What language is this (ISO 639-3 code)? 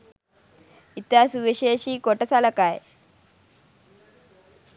sin